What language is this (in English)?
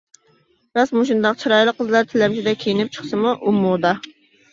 Uyghur